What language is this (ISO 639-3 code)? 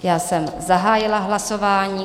ces